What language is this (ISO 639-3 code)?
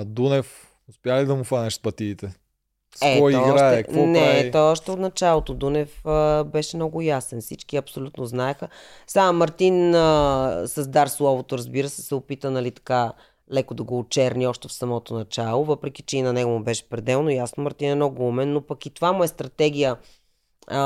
bul